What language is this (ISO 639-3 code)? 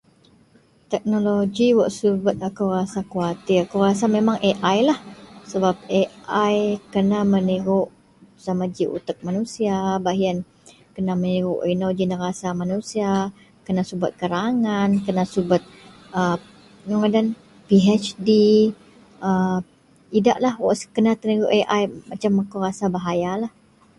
mel